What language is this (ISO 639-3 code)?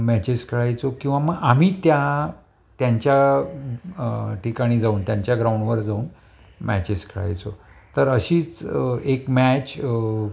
mar